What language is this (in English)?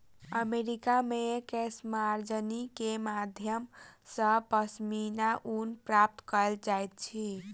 Maithili